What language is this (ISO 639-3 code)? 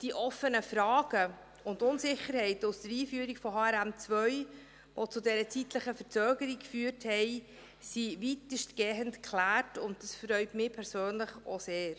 gsw